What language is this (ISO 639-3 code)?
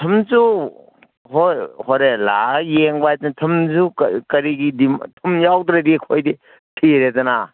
mni